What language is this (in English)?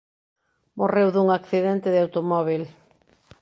Galician